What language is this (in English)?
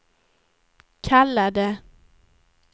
Swedish